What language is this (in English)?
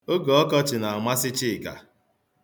Igbo